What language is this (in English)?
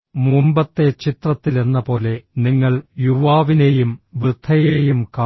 Malayalam